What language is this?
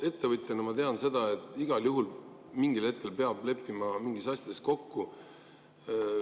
Estonian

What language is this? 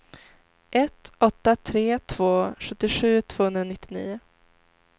Swedish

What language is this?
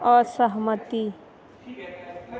Maithili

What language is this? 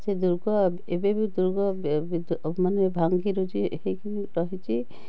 Odia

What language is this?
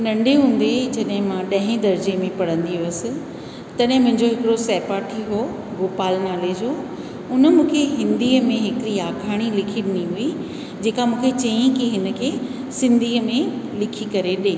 Sindhi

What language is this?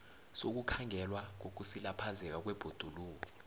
South Ndebele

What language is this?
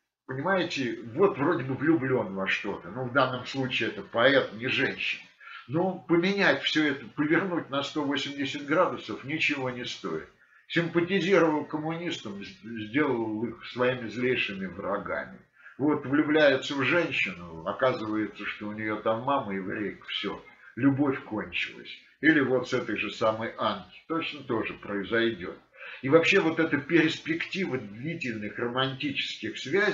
Russian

